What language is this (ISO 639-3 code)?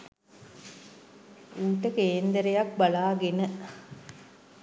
sin